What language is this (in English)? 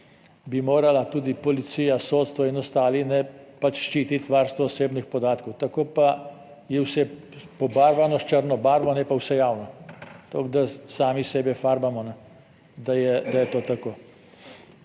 Slovenian